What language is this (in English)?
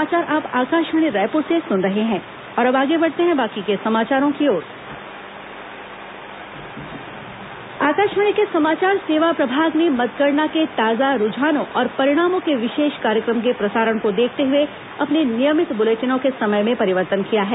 Hindi